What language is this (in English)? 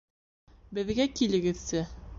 Bashkir